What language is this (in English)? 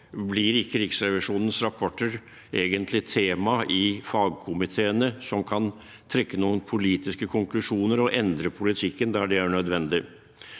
Norwegian